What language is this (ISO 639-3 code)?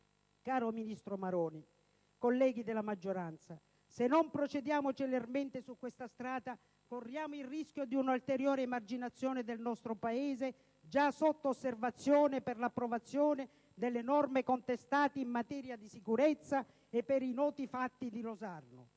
ita